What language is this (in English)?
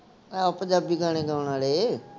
Punjabi